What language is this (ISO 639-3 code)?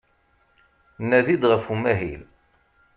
kab